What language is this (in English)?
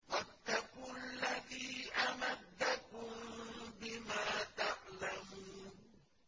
Arabic